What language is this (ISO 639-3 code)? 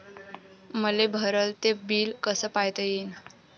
mar